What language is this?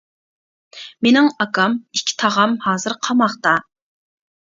Uyghur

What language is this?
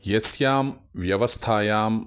Sanskrit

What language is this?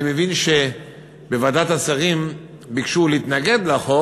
Hebrew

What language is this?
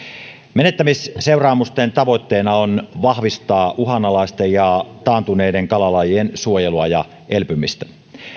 Finnish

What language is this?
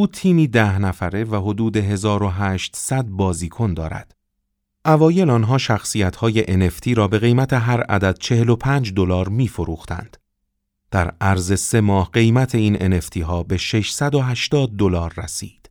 Persian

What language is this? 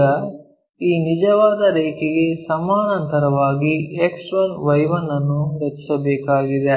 Kannada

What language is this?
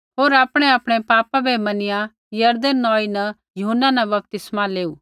Kullu Pahari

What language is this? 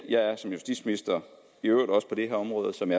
Danish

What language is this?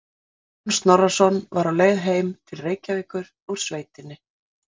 Icelandic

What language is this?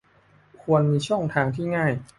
Thai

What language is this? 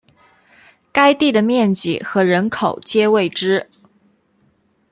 Chinese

